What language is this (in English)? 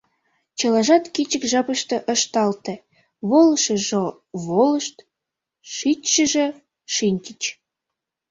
Mari